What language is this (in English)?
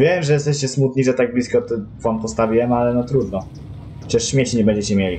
Polish